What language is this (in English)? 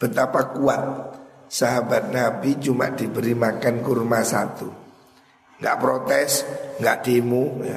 Indonesian